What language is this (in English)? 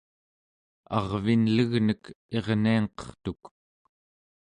Central Yupik